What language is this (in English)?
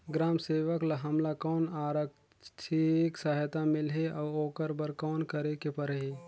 Chhattisgarhi